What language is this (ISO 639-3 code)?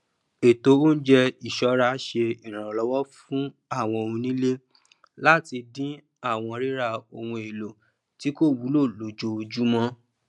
yor